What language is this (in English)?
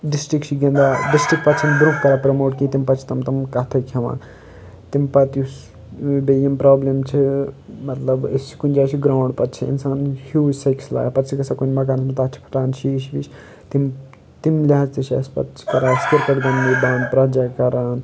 Kashmiri